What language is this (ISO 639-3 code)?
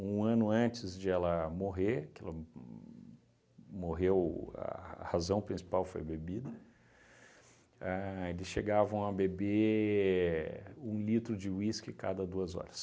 por